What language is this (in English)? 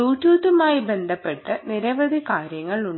Malayalam